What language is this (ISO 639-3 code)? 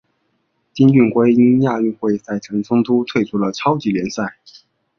zho